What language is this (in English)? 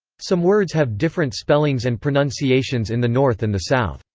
English